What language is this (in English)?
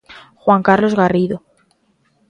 Galician